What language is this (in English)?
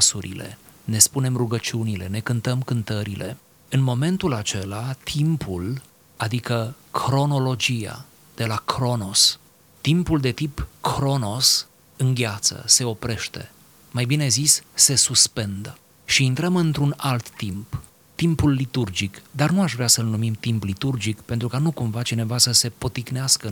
Romanian